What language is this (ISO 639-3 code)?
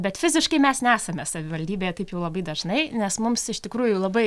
lit